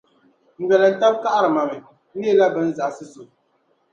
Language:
Dagbani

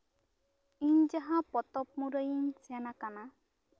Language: Santali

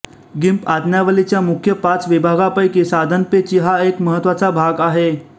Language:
Marathi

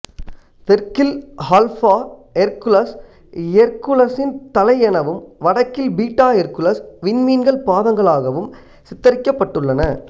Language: Tamil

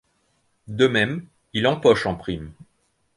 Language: French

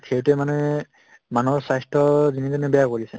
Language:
Assamese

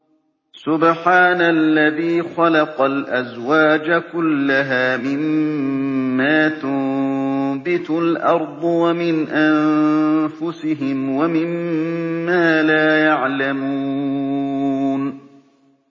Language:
Arabic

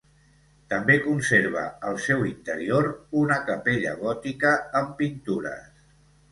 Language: Catalan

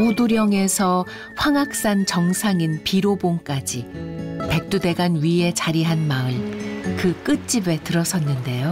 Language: Korean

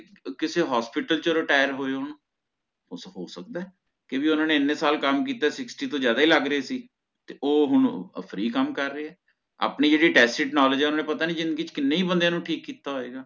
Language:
Punjabi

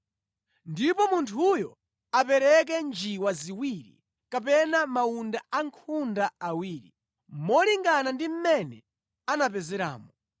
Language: Nyanja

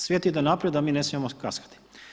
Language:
Croatian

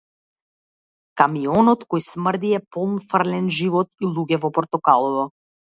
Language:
Macedonian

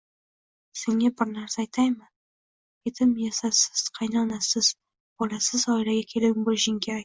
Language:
Uzbek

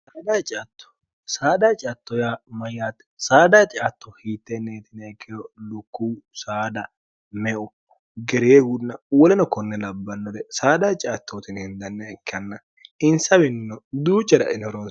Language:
Sidamo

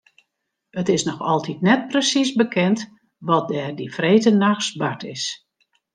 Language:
Western Frisian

